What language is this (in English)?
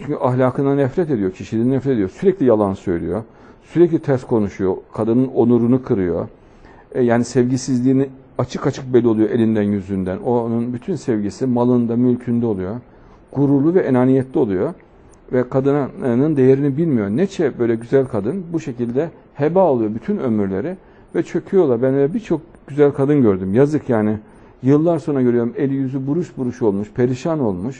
Turkish